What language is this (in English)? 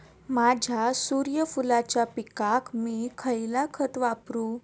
Marathi